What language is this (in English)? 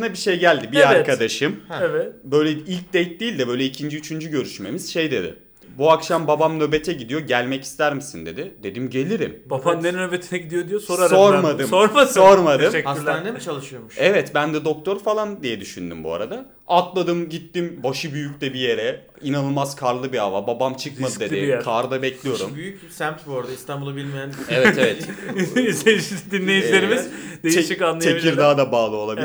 Turkish